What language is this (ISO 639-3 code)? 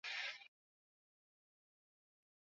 swa